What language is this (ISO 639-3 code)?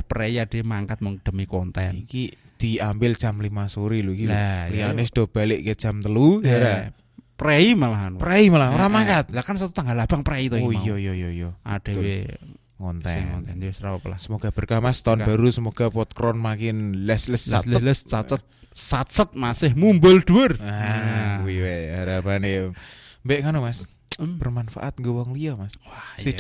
ind